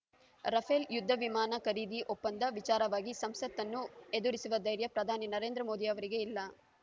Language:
Kannada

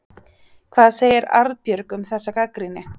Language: Icelandic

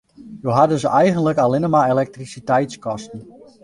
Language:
Western Frisian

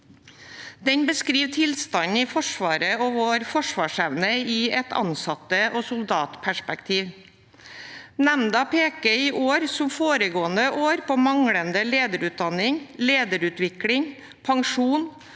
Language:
Norwegian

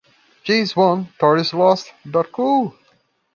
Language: English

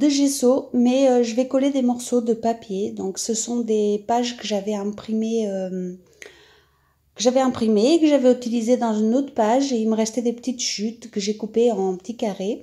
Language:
French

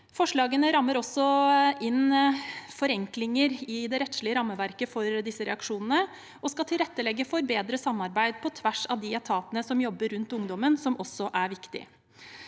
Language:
Norwegian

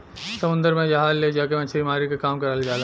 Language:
Bhojpuri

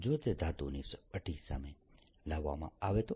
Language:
Gujarati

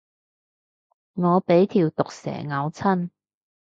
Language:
Cantonese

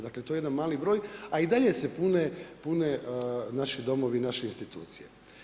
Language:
Croatian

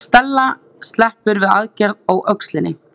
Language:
Icelandic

